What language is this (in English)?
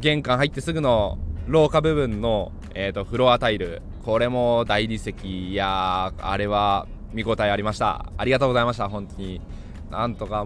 Japanese